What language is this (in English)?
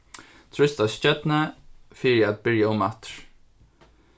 Faroese